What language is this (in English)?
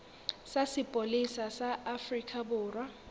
Southern Sotho